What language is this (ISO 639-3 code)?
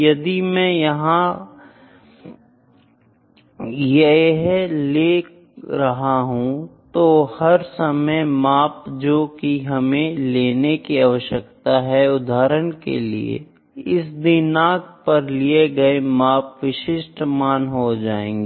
hin